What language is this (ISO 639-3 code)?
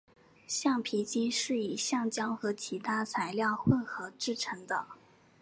zho